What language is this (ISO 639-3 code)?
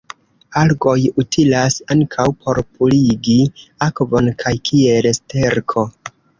epo